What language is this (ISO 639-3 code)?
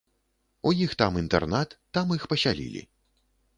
bel